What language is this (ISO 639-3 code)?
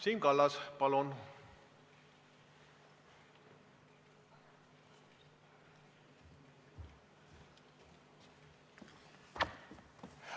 est